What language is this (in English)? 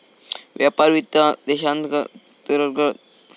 Marathi